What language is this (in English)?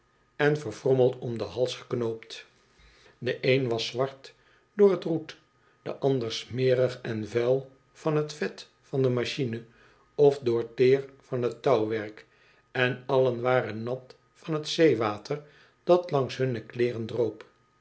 Dutch